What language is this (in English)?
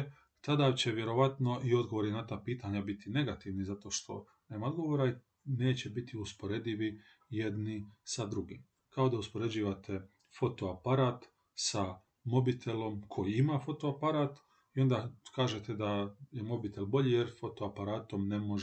Croatian